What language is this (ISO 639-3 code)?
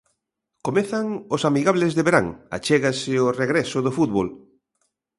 glg